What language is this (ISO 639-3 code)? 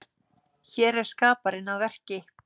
isl